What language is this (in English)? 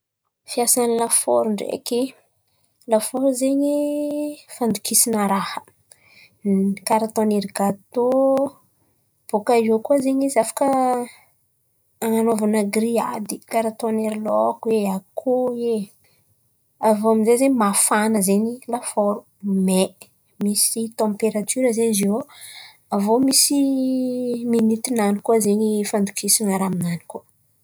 Antankarana Malagasy